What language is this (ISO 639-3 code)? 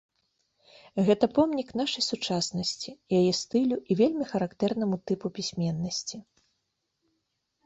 bel